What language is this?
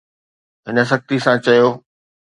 Sindhi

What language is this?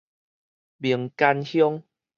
Min Nan Chinese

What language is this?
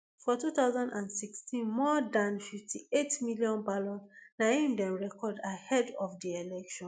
Nigerian Pidgin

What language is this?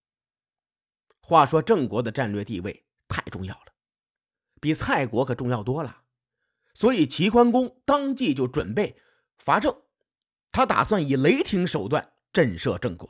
Chinese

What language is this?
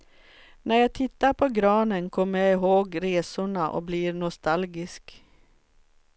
Swedish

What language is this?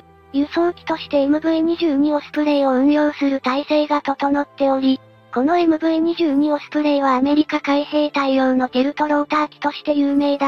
Japanese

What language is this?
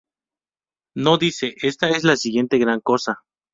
Spanish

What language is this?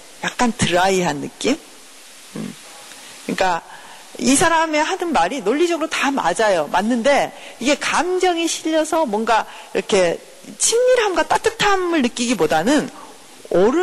Korean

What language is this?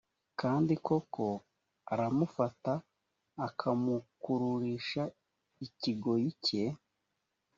Kinyarwanda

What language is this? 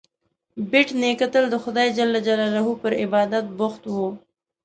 Pashto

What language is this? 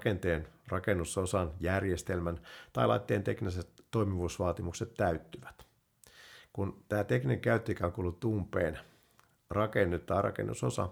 Finnish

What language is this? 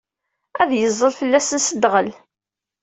Kabyle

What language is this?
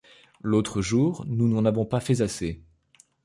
French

